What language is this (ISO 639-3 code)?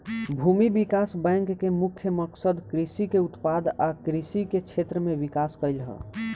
bho